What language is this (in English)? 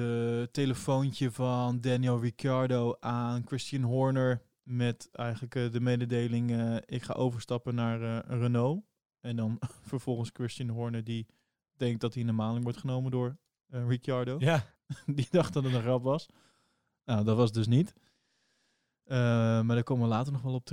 Dutch